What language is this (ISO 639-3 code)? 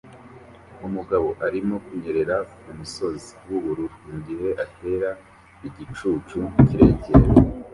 kin